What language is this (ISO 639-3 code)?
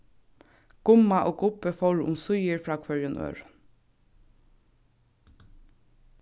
fao